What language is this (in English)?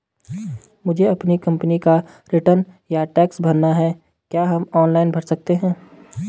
Hindi